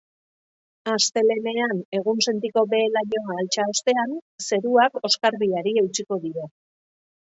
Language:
Basque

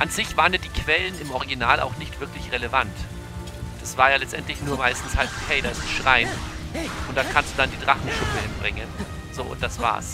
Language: German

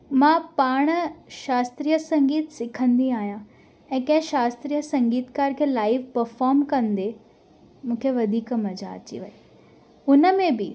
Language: Sindhi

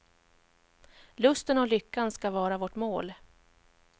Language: Swedish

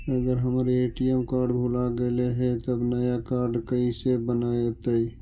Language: Magahi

